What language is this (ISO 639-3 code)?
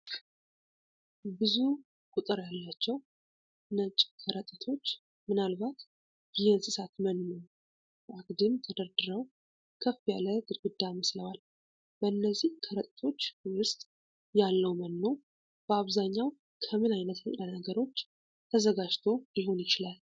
amh